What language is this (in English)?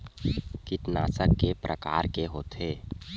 Chhattisgarhi